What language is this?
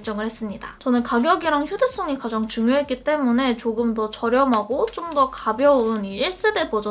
Korean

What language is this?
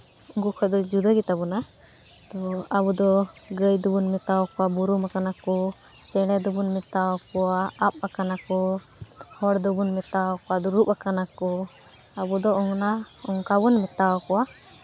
Santali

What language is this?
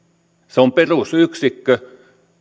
Finnish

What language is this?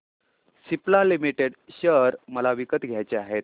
Marathi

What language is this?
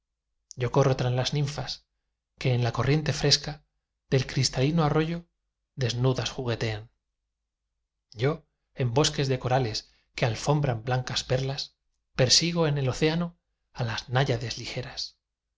Spanish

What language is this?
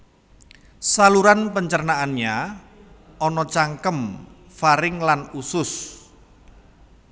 Javanese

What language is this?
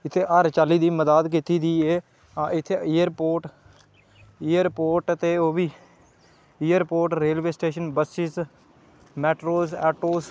Dogri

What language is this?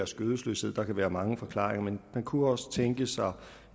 Danish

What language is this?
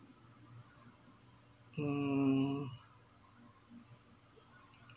English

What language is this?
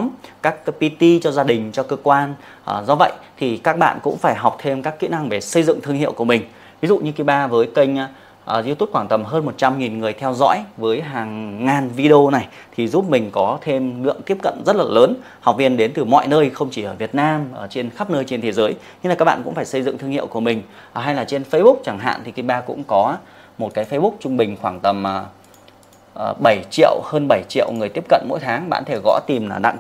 Vietnamese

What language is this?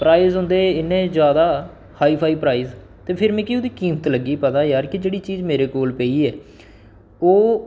Dogri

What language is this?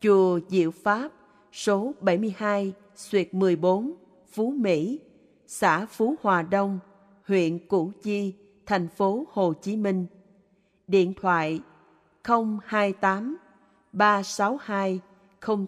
Vietnamese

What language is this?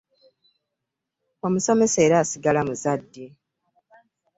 Ganda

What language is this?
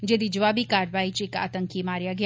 Dogri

